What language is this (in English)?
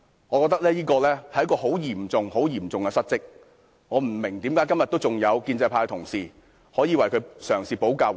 Cantonese